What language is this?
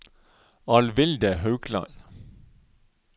Norwegian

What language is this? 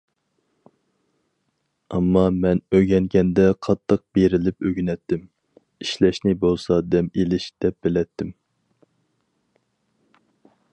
Uyghur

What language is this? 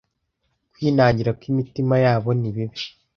Kinyarwanda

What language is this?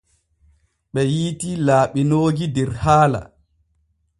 Borgu Fulfulde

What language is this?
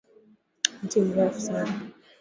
Swahili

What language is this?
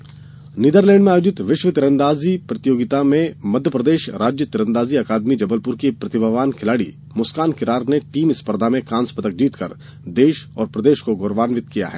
Hindi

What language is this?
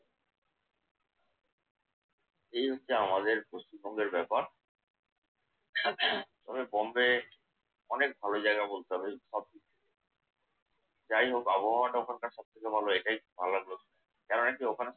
Bangla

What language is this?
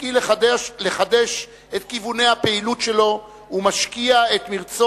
Hebrew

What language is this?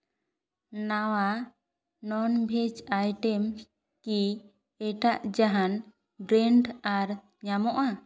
Santali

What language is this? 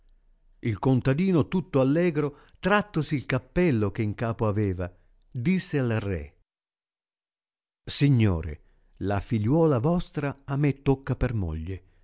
Italian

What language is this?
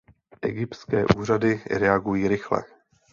Czech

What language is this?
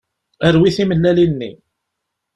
Kabyle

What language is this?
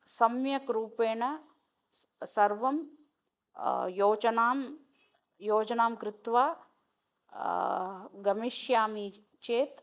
Sanskrit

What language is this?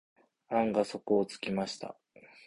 Japanese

